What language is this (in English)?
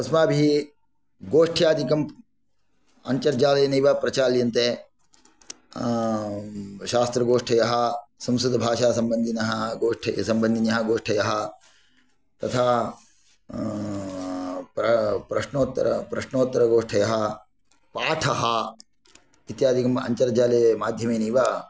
Sanskrit